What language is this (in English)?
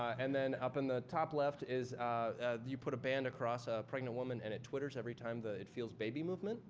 English